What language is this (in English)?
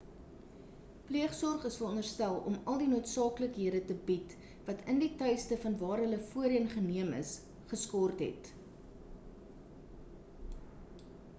Afrikaans